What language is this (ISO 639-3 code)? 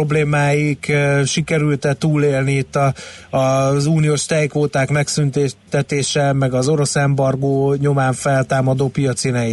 hun